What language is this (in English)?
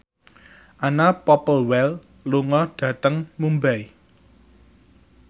Javanese